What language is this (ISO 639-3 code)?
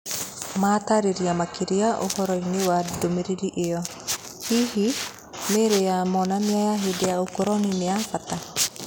kik